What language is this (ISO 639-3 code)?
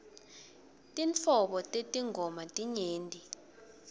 ssw